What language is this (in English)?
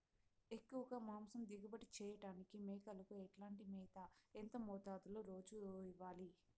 Telugu